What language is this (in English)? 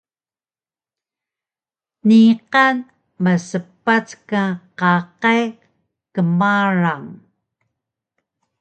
Taroko